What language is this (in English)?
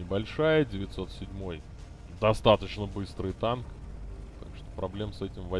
Russian